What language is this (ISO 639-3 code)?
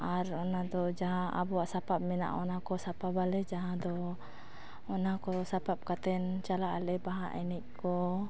sat